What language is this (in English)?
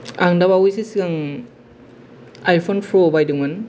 Bodo